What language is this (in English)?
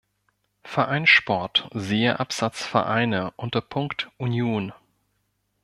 German